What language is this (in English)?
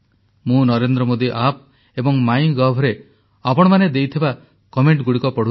Odia